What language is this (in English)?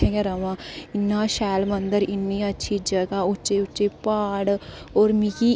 Dogri